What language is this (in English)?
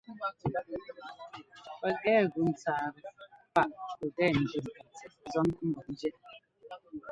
Ngomba